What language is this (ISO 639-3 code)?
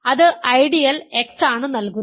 mal